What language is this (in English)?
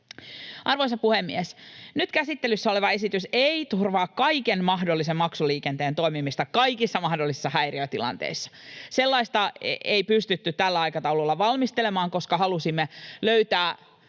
Finnish